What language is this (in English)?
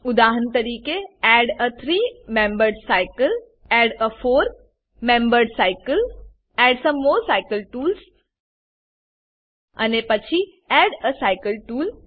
Gujarati